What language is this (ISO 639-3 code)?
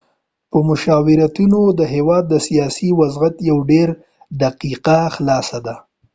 pus